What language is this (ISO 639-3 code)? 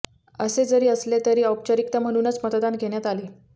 mar